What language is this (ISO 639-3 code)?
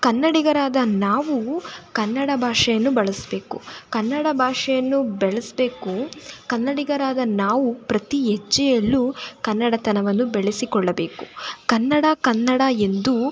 kan